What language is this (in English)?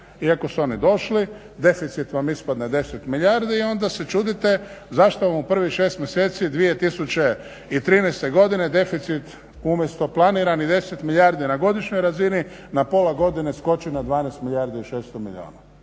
Croatian